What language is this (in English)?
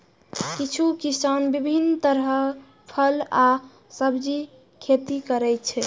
Maithili